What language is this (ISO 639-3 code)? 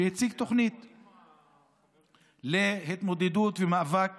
heb